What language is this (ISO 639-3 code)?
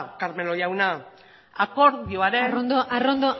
eus